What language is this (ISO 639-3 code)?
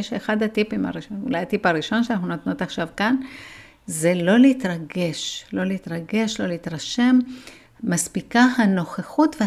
heb